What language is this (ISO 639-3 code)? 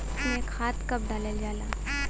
bho